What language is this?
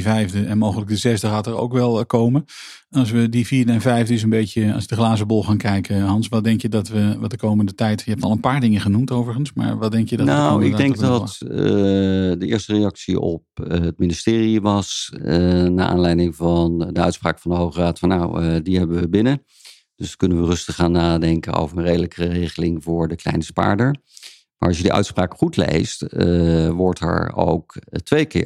Dutch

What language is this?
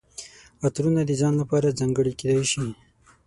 Pashto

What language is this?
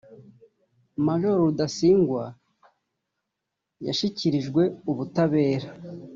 Kinyarwanda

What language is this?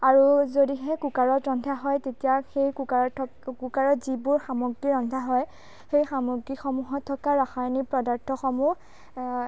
Assamese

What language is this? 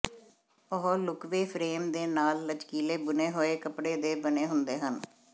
Punjabi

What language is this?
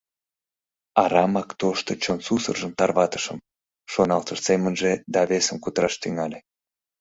Mari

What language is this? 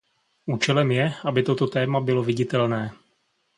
Czech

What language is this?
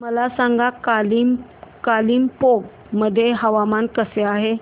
Marathi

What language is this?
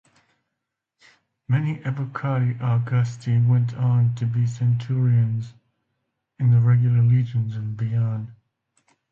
English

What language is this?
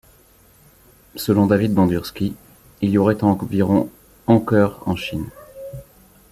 French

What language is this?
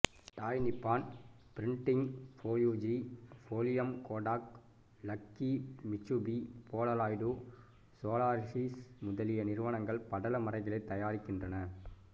Tamil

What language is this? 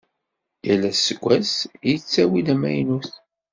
Kabyle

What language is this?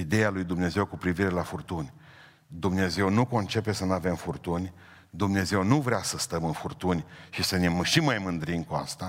Romanian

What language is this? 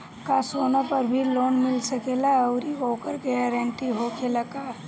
Bhojpuri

